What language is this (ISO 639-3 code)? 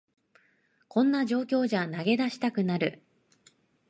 jpn